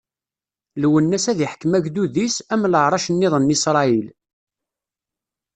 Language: Kabyle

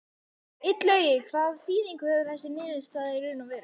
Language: Icelandic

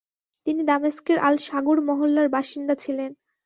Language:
Bangla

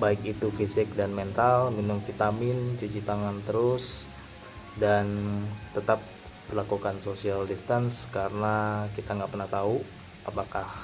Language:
Indonesian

